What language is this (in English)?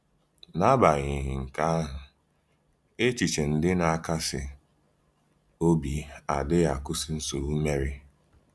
Igbo